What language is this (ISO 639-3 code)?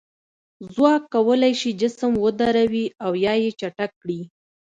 pus